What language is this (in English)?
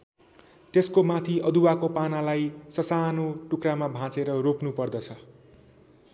Nepali